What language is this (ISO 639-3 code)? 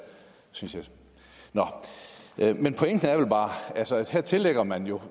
dan